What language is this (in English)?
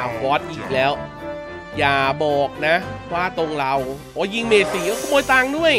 Thai